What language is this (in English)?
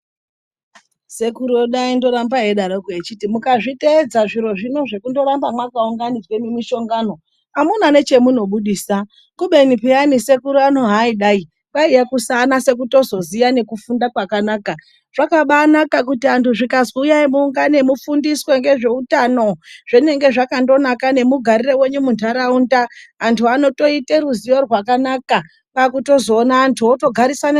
Ndau